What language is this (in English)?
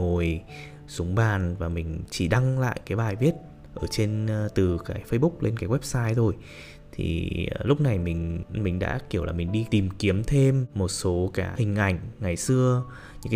Vietnamese